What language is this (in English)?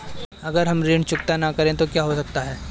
Hindi